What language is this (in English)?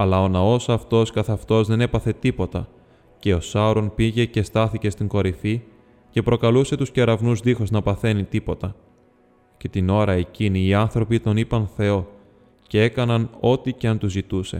Greek